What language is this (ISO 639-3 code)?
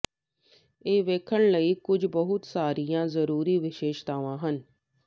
pan